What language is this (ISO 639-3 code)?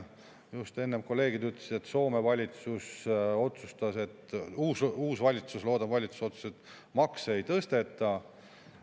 est